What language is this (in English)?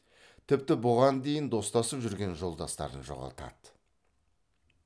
Kazakh